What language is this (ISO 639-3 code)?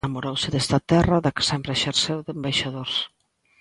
glg